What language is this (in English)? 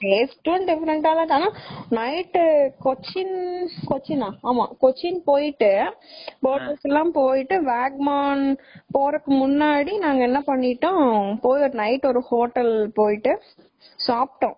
Tamil